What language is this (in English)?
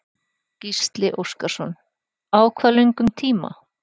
Icelandic